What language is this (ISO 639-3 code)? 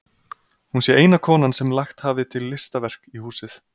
isl